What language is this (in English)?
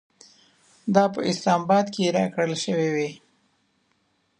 Pashto